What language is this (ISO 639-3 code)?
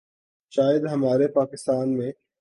urd